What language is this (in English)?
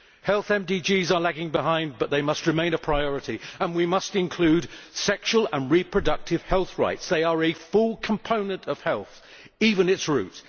English